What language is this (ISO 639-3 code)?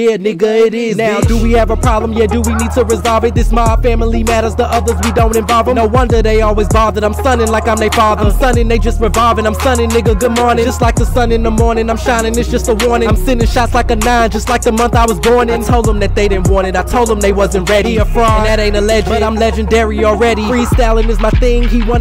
eng